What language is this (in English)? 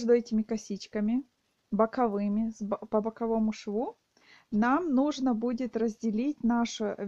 Russian